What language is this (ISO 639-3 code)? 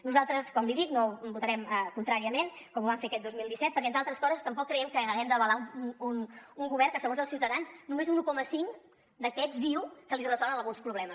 cat